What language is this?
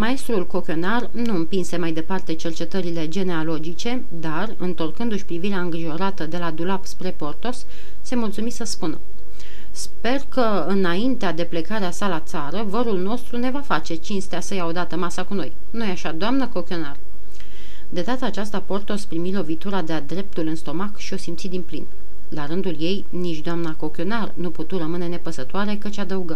Romanian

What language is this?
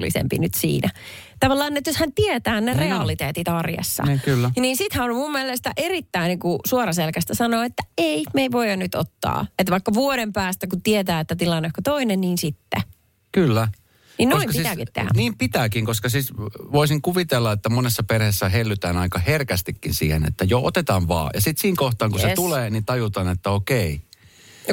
Finnish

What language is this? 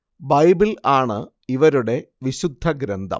Malayalam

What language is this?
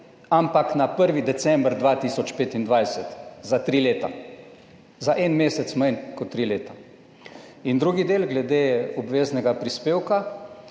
Slovenian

